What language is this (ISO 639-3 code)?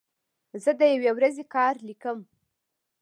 pus